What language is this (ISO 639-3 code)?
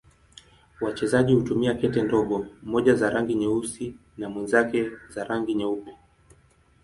swa